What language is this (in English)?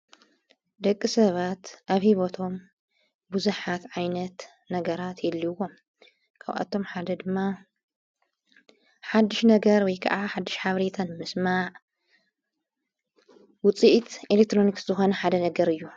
Tigrinya